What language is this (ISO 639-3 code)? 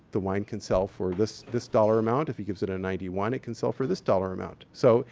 eng